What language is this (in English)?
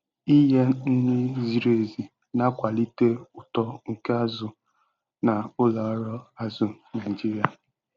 Igbo